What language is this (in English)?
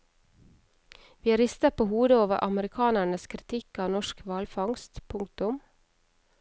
Norwegian